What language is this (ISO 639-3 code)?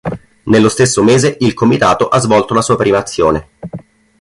ita